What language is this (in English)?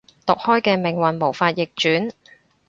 Cantonese